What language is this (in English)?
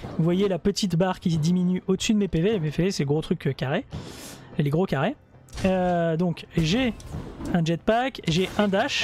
French